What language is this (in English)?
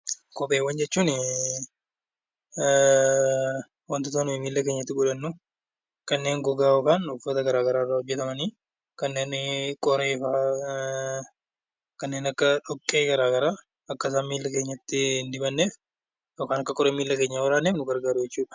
Oromo